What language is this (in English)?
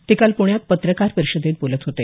Marathi